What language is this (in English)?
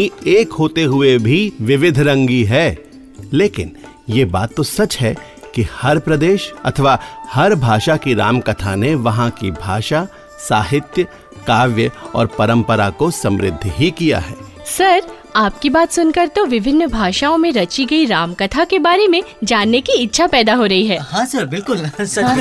Hindi